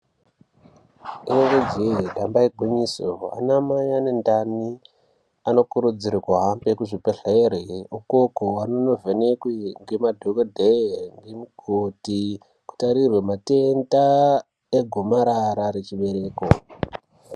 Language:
Ndau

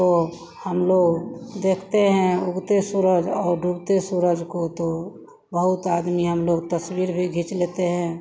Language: Hindi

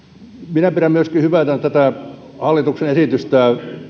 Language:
Finnish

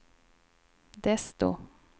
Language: Swedish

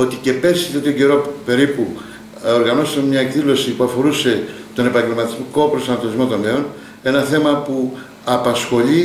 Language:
Greek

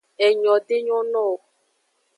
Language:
Aja (Benin)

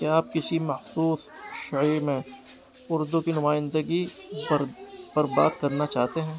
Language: Urdu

